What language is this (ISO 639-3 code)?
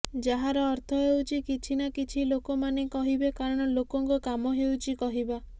ori